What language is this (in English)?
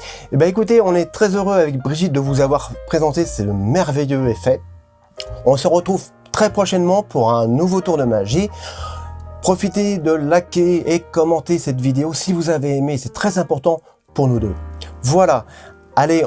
French